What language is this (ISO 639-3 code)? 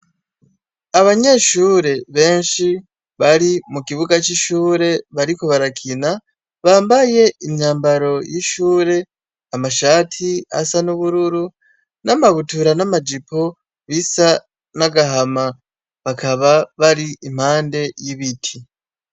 run